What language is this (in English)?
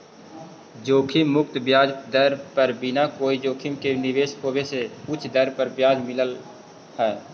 Magahi